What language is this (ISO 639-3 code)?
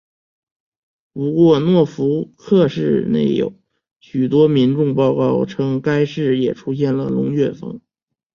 zho